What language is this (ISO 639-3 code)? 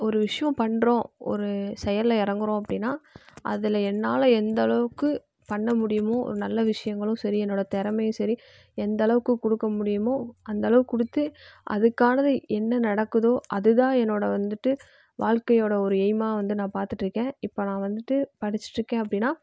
tam